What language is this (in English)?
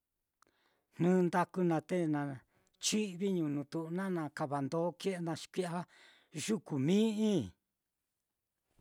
Mitlatongo Mixtec